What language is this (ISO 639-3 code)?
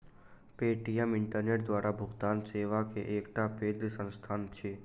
mai